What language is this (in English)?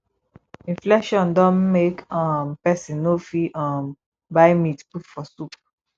Nigerian Pidgin